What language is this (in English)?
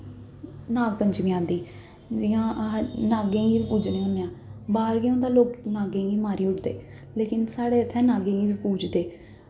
Dogri